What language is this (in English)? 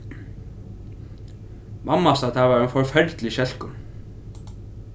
Faroese